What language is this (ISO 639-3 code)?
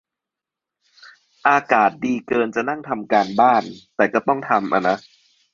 tha